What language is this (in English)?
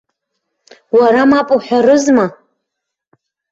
Abkhazian